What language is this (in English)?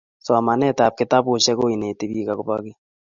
Kalenjin